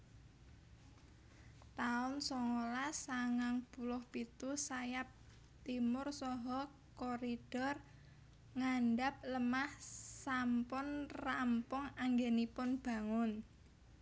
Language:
Javanese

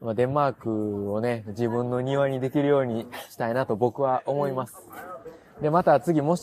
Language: Japanese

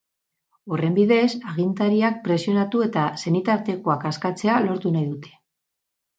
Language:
Basque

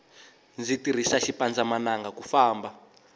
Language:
Tsonga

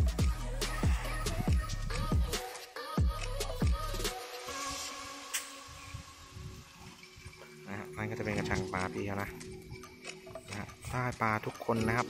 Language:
Thai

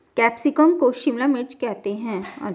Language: Hindi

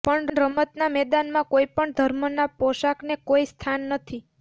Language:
Gujarati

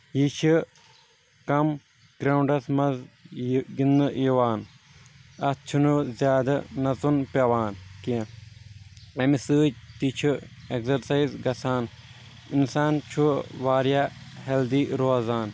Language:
Kashmiri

